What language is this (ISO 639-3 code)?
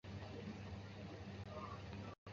zho